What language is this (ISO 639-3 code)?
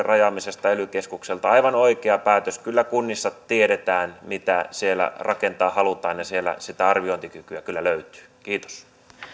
fin